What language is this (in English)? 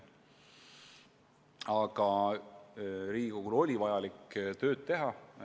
Estonian